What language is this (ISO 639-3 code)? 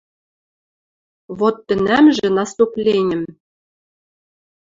mrj